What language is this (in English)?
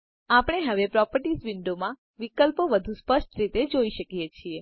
Gujarati